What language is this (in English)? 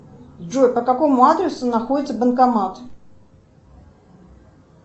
Russian